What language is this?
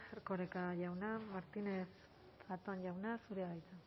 Basque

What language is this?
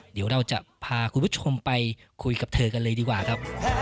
Thai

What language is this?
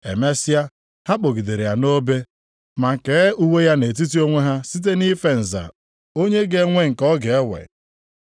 Igbo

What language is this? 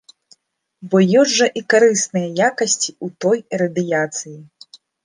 Belarusian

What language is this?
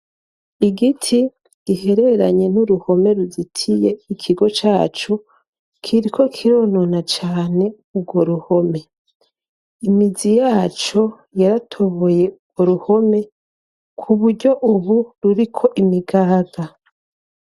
Rundi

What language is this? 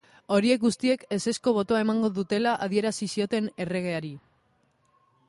Basque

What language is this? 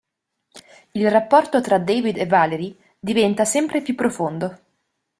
Italian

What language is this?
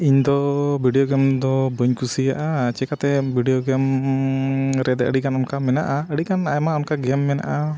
Santali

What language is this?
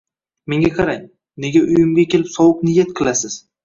Uzbek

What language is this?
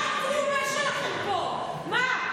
Hebrew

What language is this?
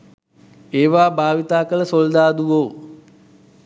Sinhala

